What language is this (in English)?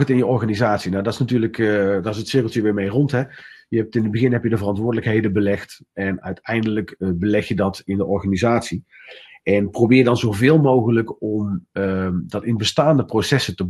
Dutch